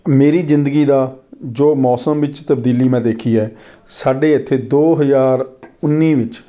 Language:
Punjabi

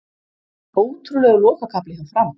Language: Icelandic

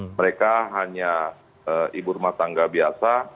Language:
Indonesian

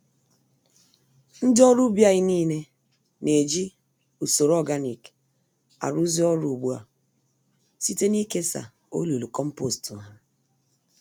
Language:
Igbo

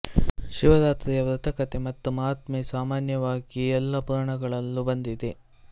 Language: Kannada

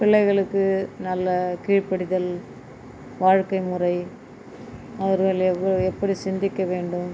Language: Tamil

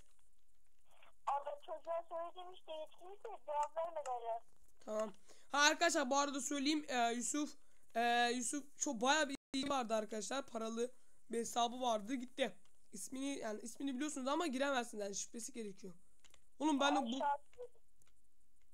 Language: Turkish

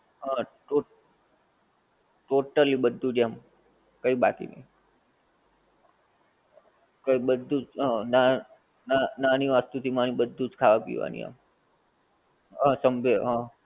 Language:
Gujarati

